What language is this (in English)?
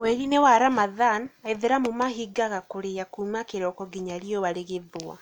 Kikuyu